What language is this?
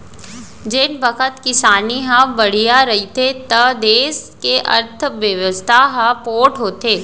Chhattisgarhi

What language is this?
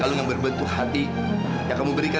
Indonesian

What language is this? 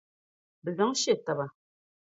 Dagbani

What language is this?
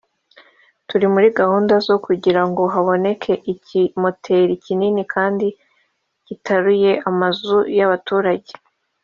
Kinyarwanda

